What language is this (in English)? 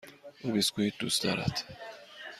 Persian